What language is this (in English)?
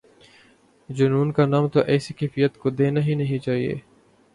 Urdu